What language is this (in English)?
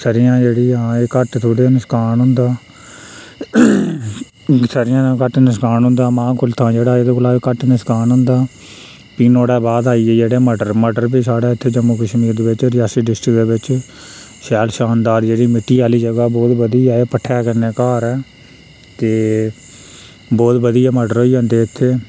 Dogri